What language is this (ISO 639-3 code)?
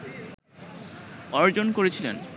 ben